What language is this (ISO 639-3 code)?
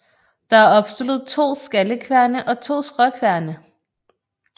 dan